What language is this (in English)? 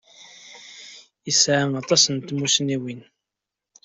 Kabyle